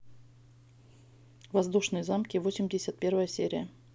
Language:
Russian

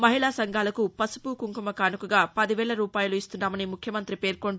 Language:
Telugu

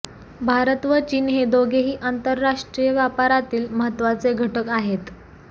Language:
Marathi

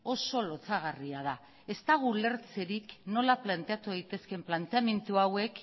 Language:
Basque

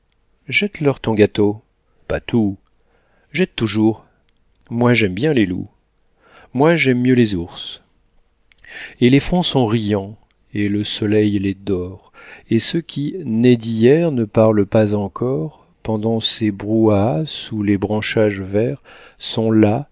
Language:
French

